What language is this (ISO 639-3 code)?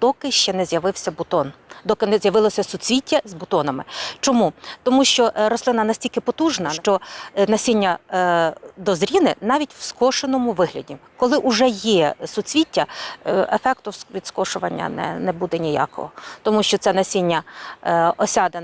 ukr